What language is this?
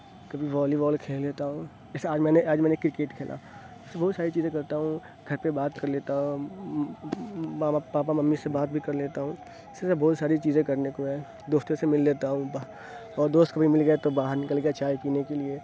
Urdu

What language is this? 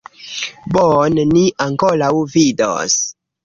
Esperanto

